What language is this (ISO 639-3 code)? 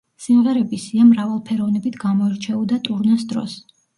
kat